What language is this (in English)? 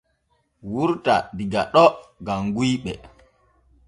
Borgu Fulfulde